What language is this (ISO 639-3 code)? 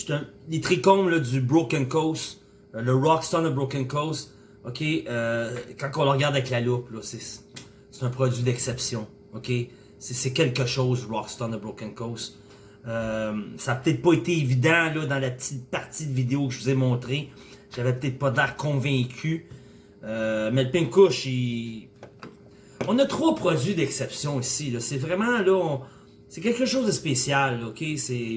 fra